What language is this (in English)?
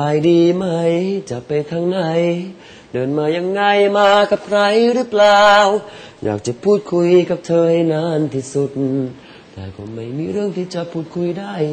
Thai